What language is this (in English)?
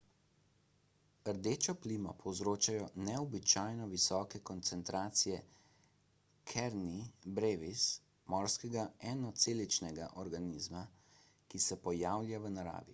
Slovenian